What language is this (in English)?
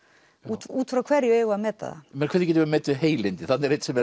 Icelandic